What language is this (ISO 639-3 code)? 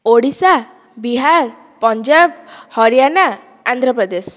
ori